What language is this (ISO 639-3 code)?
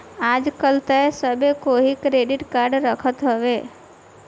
bho